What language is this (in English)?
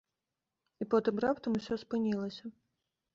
Belarusian